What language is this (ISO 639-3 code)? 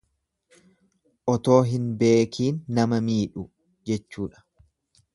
orm